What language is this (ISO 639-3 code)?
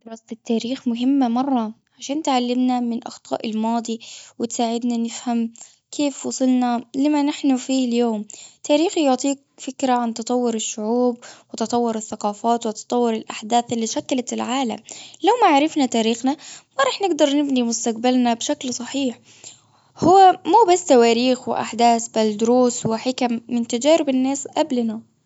afb